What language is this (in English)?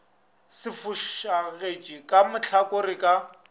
Northern Sotho